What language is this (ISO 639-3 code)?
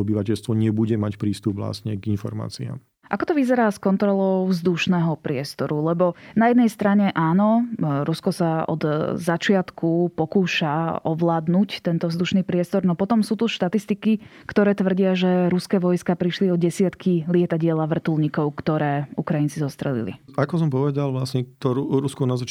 slk